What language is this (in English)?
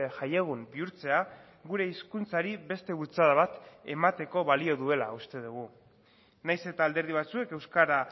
Basque